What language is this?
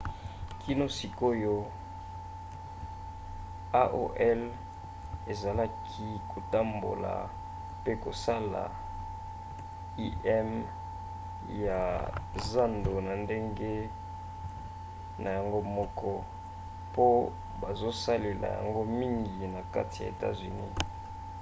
Lingala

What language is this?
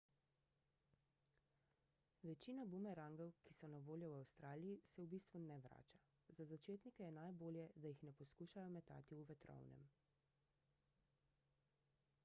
Slovenian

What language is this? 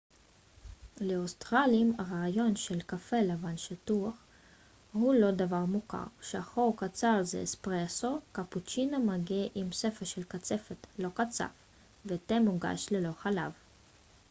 Hebrew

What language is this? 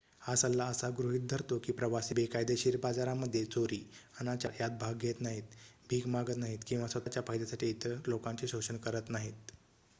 Marathi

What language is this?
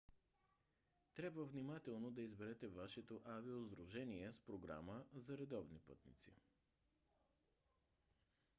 Bulgarian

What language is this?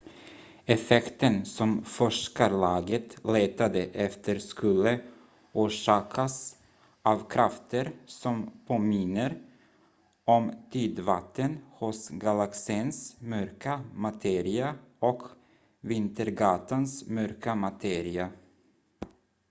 Swedish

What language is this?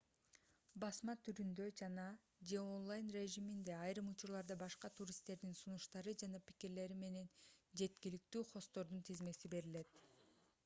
Kyrgyz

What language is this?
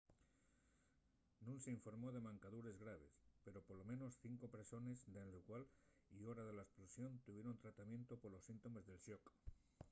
Asturian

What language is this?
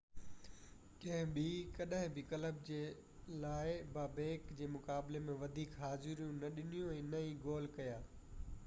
Sindhi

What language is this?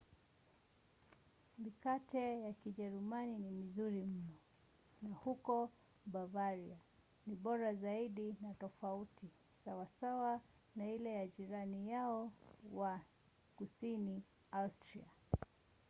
Swahili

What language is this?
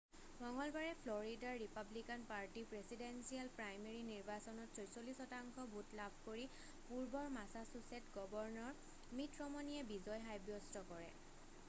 Assamese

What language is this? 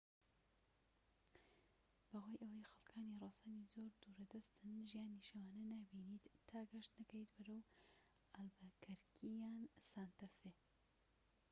Central Kurdish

